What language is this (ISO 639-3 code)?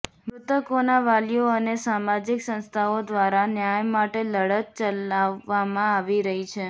guj